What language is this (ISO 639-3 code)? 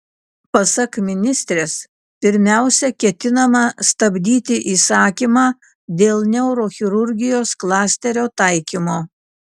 lit